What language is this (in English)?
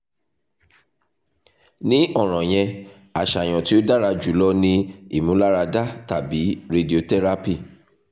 Yoruba